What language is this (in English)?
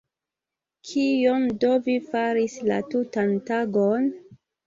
Esperanto